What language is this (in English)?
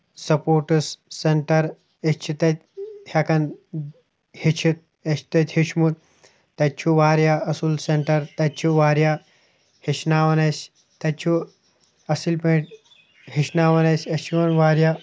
Kashmiri